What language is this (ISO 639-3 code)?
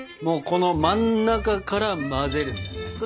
jpn